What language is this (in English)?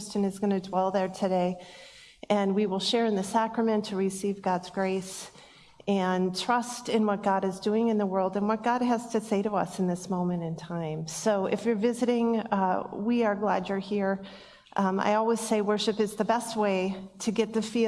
English